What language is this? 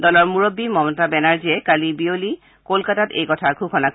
Assamese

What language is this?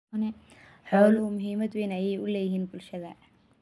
Somali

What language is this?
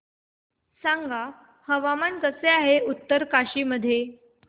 Marathi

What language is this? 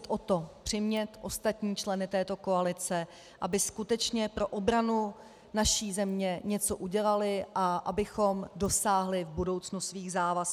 Czech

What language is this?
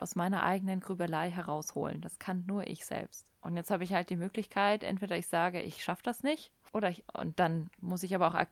German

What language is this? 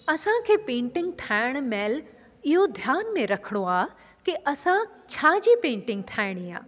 Sindhi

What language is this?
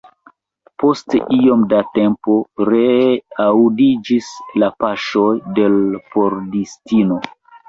Esperanto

